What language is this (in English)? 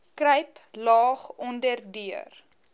Afrikaans